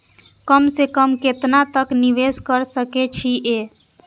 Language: Maithili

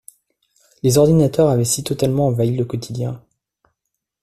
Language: French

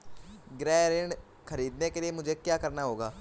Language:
Hindi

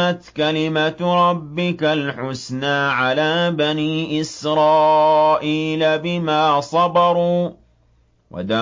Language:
Arabic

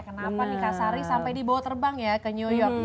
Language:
Indonesian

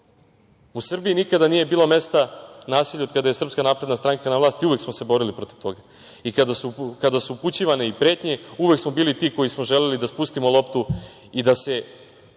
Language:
Serbian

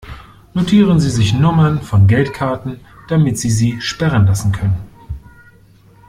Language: German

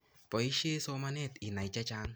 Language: Kalenjin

